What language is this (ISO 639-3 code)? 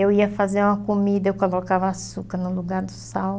por